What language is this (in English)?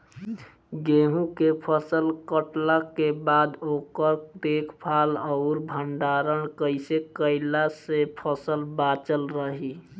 Bhojpuri